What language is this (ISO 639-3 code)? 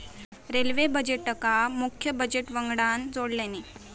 mar